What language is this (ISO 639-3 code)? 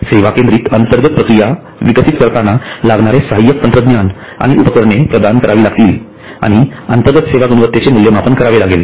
mar